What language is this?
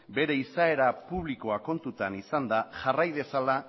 Basque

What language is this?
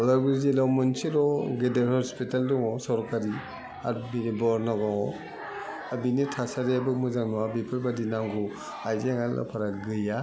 Bodo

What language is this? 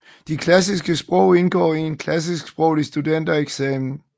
Danish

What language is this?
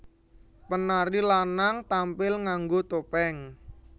Javanese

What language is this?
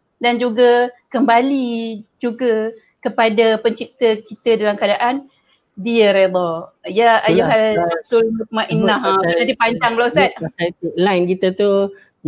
Malay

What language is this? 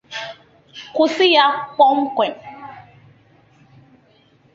Igbo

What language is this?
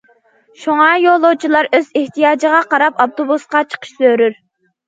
Uyghur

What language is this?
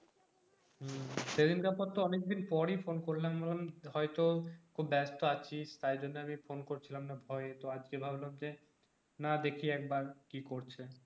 Bangla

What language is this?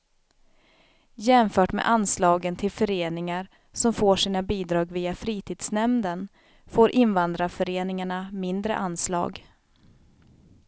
Swedish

